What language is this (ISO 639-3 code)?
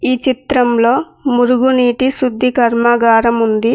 tel